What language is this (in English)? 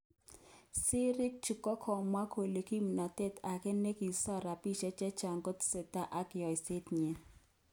Kalenjin